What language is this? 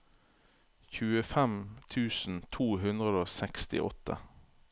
Norwegian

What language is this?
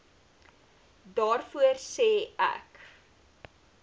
Afrikaans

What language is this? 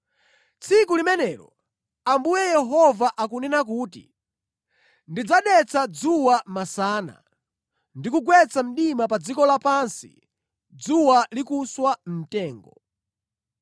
Nyanja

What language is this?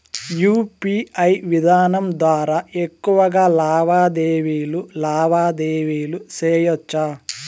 Telugu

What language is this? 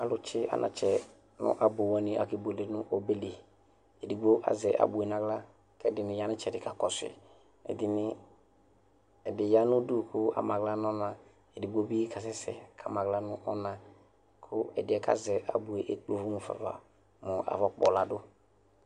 Ikposo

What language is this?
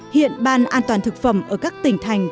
Vietnamese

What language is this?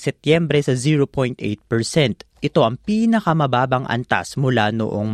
Filipino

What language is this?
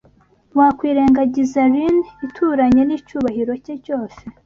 Kinyarwanda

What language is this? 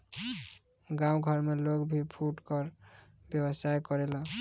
Bhojpuri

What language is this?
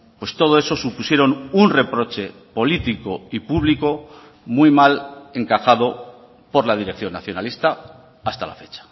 Spanish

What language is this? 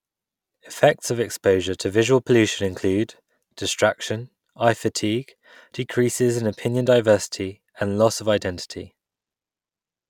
English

